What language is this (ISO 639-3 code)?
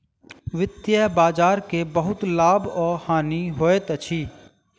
mai